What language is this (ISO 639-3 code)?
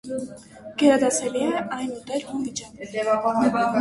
hye